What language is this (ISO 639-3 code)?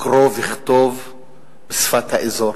heb